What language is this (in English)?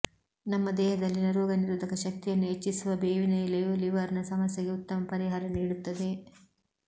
Kannada